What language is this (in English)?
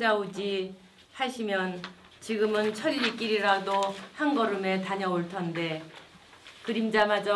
Korean